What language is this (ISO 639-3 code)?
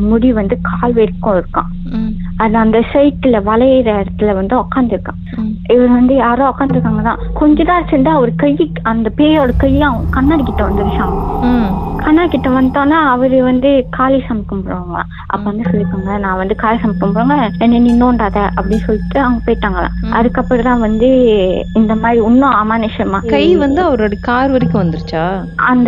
tam